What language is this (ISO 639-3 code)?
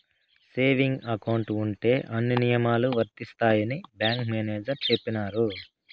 tel